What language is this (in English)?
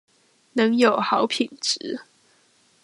Chinese